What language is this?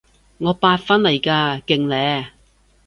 Cantonese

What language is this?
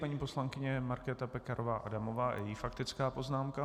Czech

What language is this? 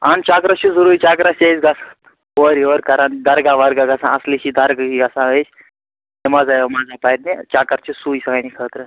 Kashmiri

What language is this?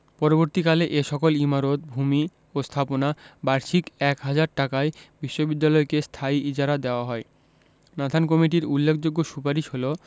Bangla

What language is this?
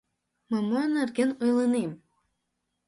Mari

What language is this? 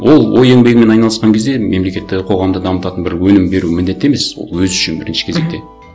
Kazakh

